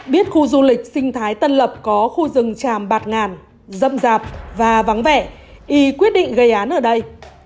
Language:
Vietnamese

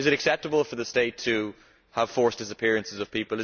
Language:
English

